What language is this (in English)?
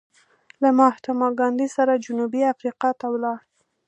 Pashto